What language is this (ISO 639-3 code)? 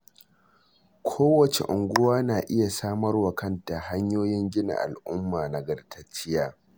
hau